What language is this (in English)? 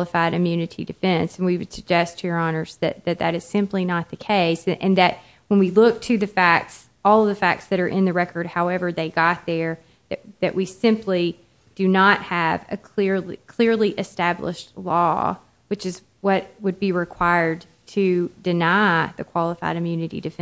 English